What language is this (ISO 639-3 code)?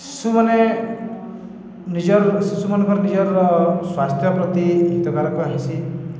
ori